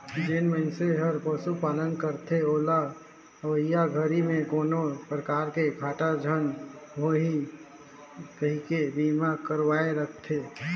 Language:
Chhattisgarhi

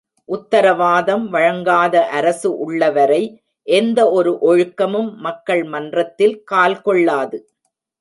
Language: Tamil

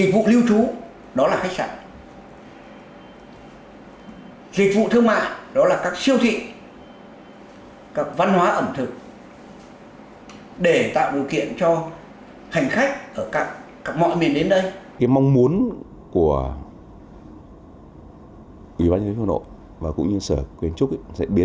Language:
Vietnamese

